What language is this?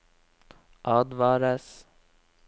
Norwegian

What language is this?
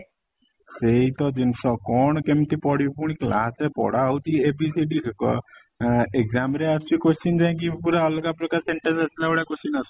Odia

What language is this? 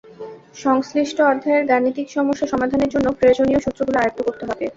Bangla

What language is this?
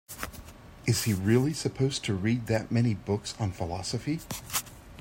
English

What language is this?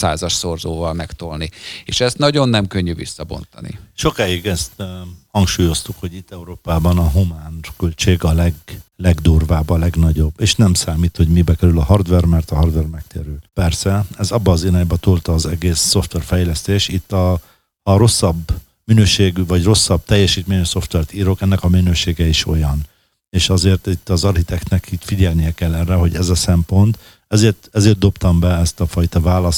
Hungarian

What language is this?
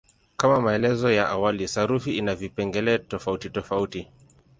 Swahili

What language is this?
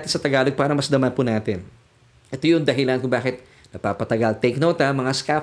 Filipino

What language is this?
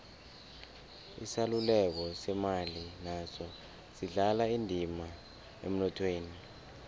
South Ndebele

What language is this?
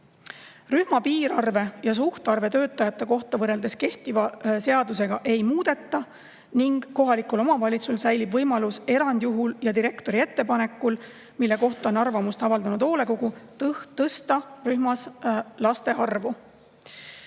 Estonian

